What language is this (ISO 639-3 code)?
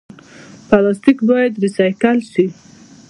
pus